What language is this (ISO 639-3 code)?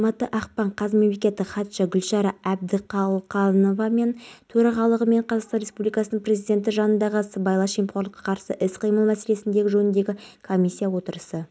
kaz